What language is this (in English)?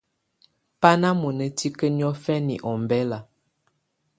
Tunen